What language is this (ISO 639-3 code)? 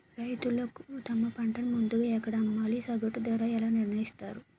tel